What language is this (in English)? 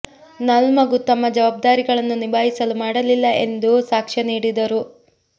Kannada